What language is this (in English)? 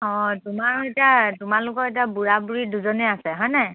Assamese